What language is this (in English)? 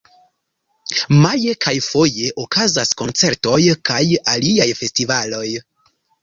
Esperanto